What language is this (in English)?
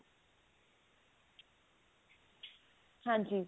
Punjabi